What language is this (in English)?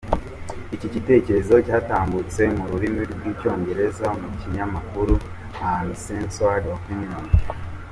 Kinyarwanda